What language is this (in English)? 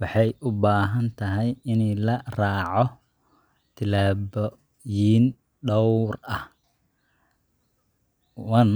Somali